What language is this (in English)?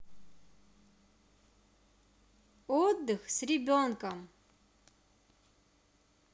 Russian